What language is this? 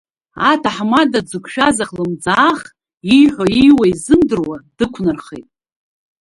Abkhazian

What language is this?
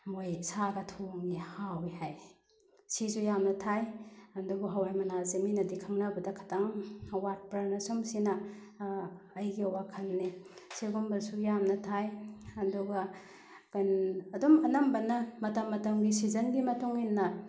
Manipuri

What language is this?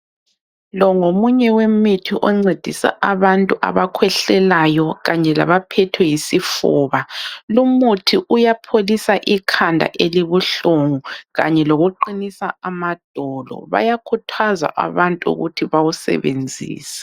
North Ndebele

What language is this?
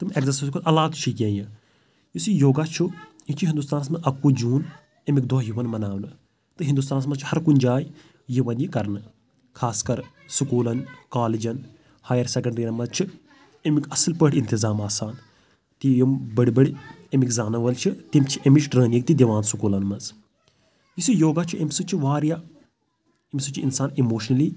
Kashmiri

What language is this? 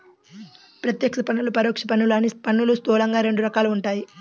Telugu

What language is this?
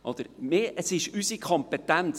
Swiss German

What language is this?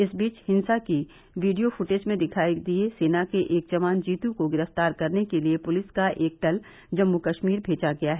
Hindi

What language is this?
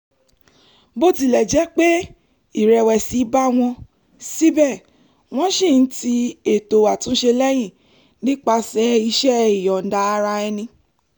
Yoruba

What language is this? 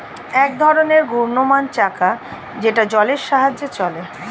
Bangla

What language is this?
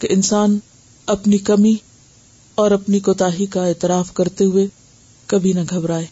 Urdu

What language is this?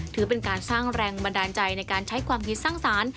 Thai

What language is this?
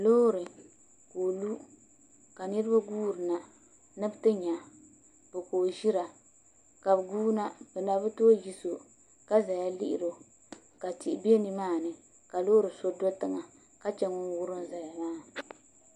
Dagbani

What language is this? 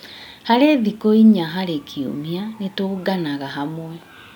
Kikuyu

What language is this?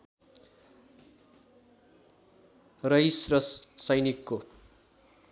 Nepali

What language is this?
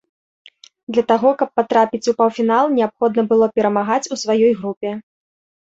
Belarusian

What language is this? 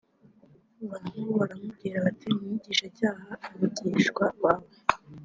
Kinyarwanda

